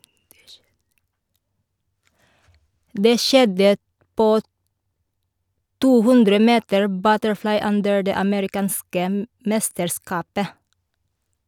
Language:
Norwegian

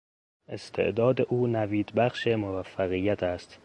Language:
Persian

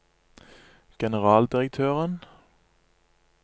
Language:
Norwegian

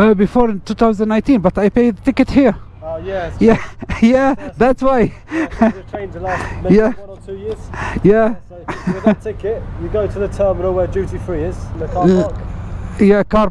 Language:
Arabic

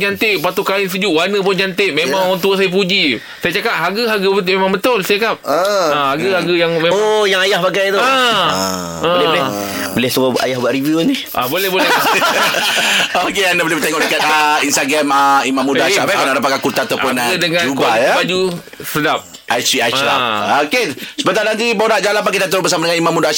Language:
Malay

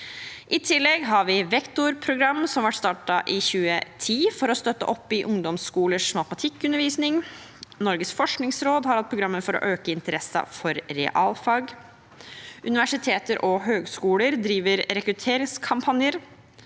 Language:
Norwegian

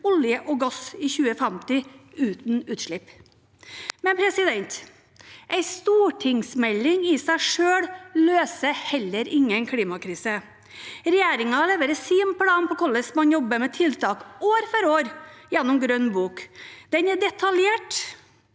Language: Norwegian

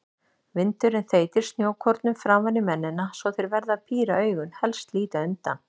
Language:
Icelandic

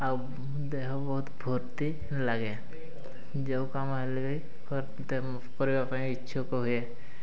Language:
Odia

